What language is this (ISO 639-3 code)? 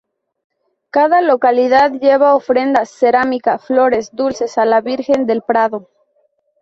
spa